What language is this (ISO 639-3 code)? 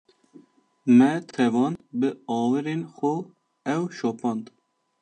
kur